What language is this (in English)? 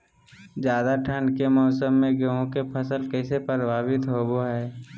Magahi